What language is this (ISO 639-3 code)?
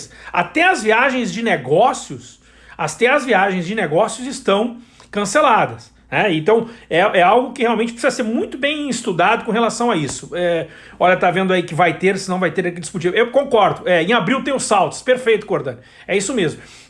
por